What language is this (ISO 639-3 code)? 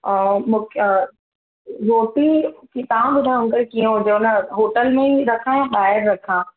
snd